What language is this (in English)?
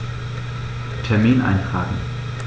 German